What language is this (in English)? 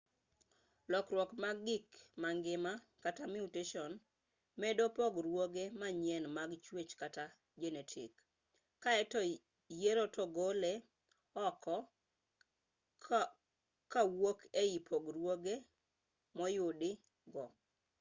Luo (Kenya and Tanzania)